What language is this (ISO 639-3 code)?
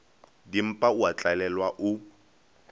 nso